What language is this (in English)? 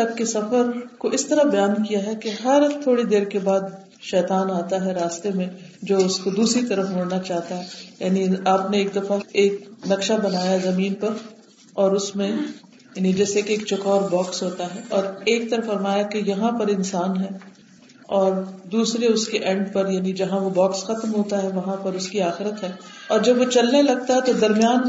Urdu